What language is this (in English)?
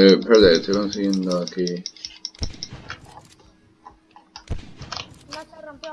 Spanish